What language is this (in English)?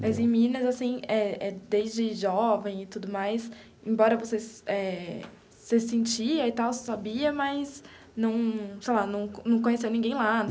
Portuguese